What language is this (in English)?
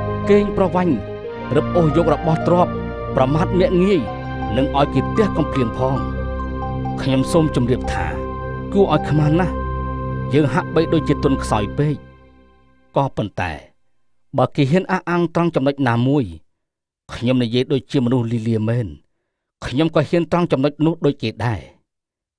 Thai